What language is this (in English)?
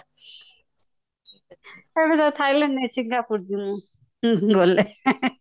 Odia